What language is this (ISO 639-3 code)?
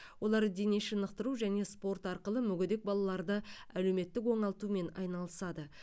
kaz